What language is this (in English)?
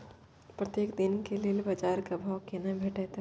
Maithili